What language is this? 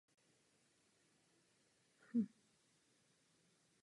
Czech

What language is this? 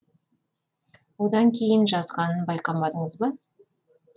Kazakh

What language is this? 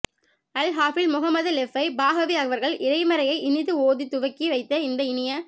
Tamil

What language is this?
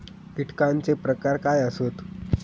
Marathi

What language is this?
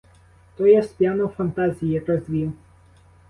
Ukrainian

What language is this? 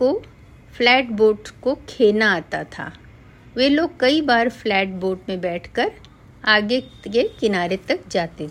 Hindi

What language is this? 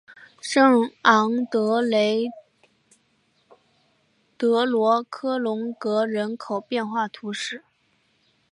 Chinese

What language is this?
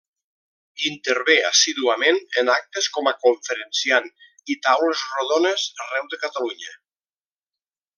Catalan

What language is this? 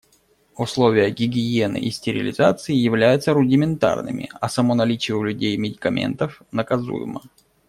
Russian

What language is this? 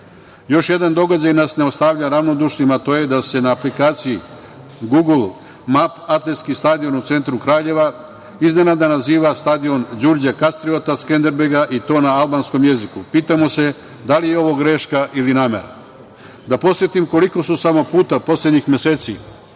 Serbian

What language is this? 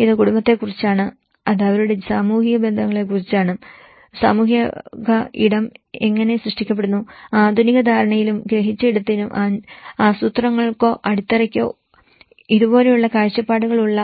Malayalam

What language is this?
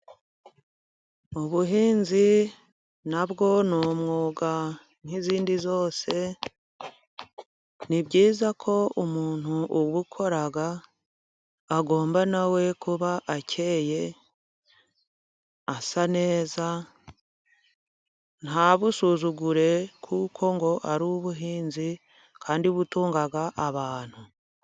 Kinyarwanda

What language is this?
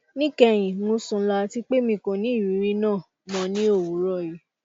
Yoruba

